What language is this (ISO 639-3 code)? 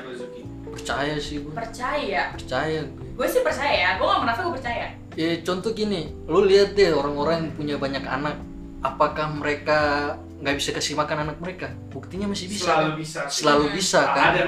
ind